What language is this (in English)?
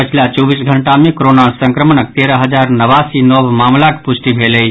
Maithili